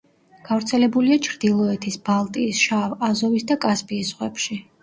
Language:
Georgian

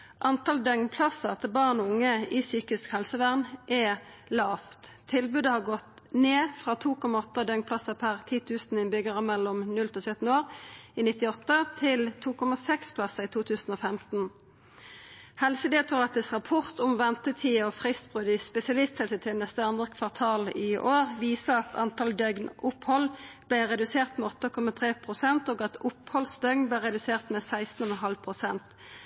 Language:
Norwegian Nynorsk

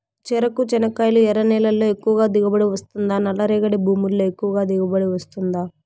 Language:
Telugu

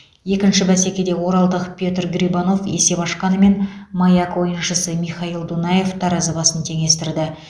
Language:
Kazakh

